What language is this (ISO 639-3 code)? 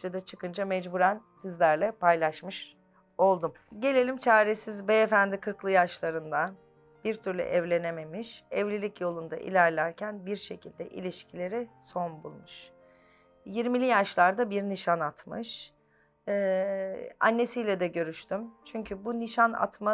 tur